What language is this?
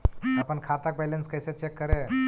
Magahi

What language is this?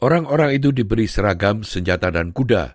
Indonesian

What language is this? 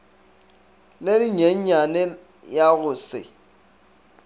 Northern Sotho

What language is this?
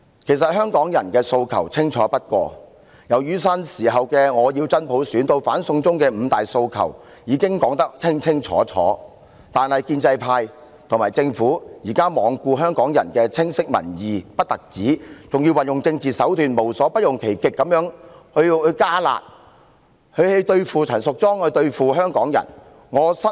Cantonese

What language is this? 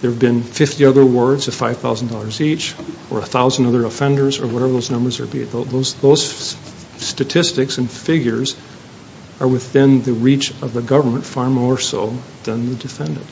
English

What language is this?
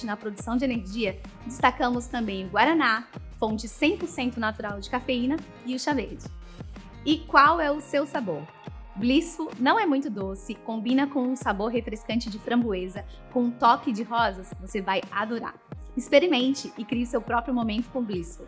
Portuguese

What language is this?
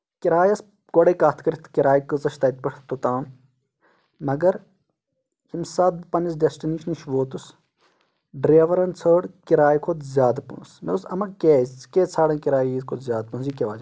Kashmiri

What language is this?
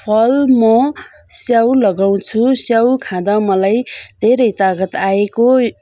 Nepali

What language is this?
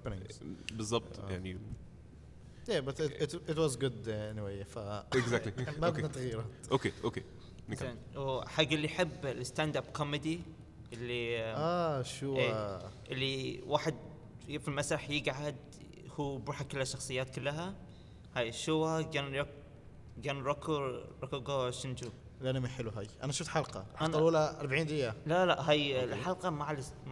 Arabic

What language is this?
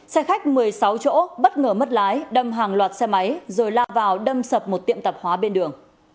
Vietnamese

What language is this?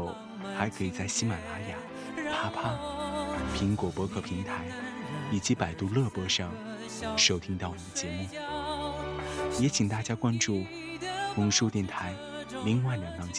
Chinese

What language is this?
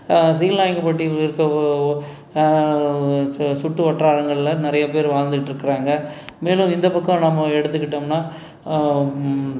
Tamil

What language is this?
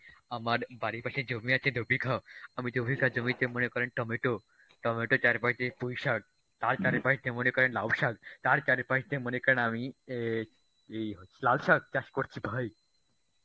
Bangla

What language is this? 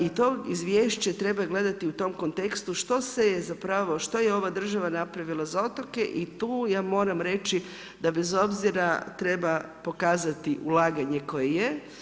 Croatian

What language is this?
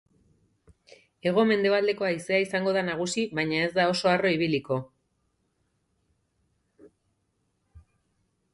Basque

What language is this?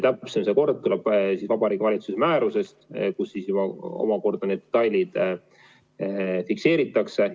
Estonian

